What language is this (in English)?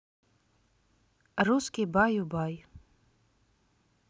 Russian